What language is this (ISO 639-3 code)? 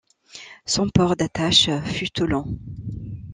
fra